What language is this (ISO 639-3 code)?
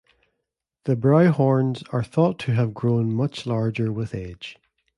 eng